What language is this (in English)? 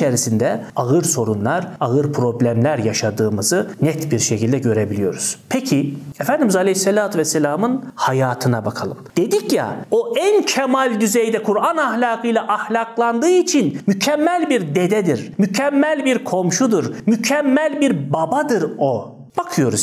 Turkish